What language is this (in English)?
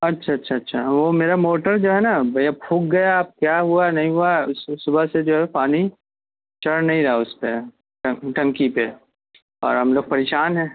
Urdu